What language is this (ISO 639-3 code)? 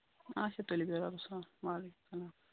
kas